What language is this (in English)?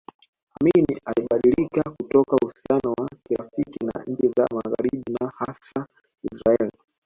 Swahili